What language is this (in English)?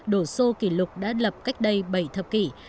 Vietnamese